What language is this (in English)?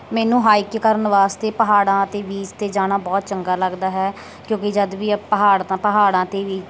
Punjabi